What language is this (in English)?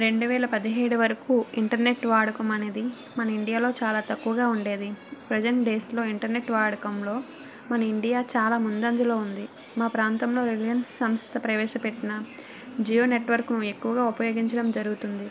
Telugu